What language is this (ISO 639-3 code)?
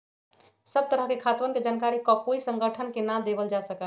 mag